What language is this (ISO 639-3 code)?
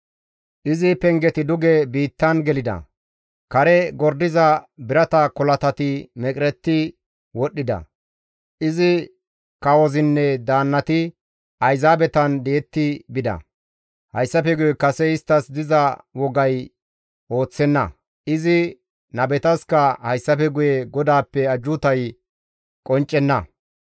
gmv